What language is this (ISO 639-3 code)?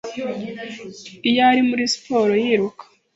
kin